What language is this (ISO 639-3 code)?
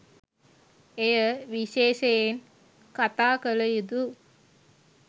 sin